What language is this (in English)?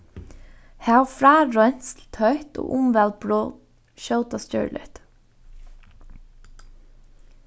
Faroese